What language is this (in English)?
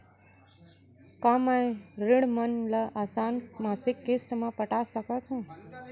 Chhattisgarhi